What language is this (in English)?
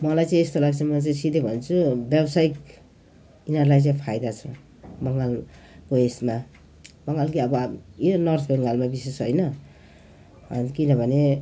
Nepali